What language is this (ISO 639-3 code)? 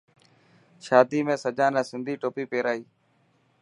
mki